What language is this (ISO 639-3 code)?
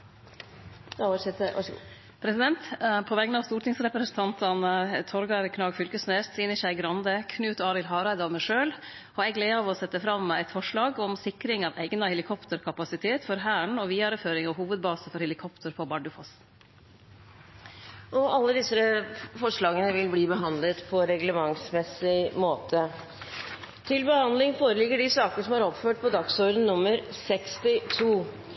nor